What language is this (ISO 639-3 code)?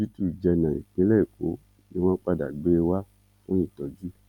yor